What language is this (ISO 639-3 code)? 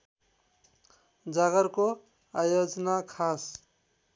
nep